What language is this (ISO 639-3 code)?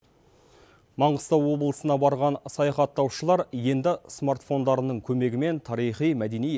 kaz